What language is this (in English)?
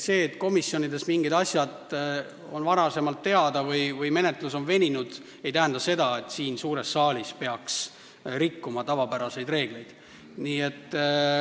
Estonian